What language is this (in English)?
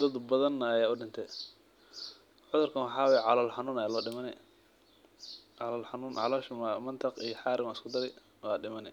Somali